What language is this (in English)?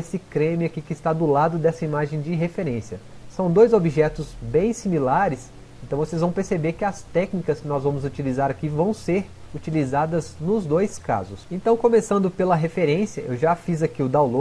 Portuguese